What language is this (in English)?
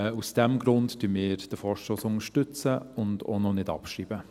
Swiss German